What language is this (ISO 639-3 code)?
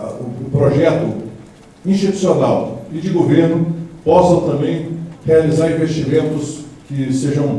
por